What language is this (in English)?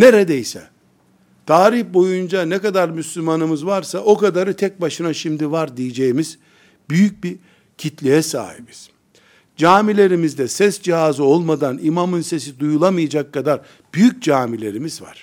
Turkish